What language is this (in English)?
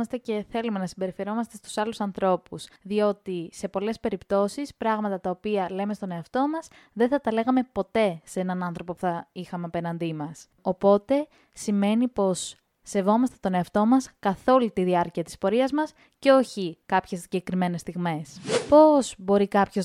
Greek